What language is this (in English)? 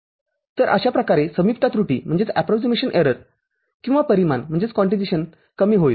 Marathi